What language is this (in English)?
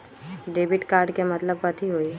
Magahi